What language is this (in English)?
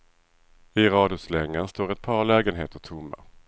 Swedish